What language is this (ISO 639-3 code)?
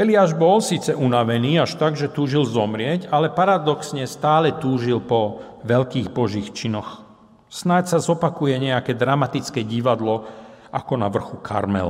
slk